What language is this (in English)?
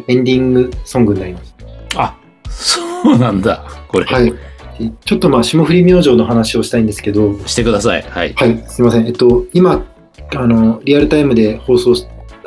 Japanese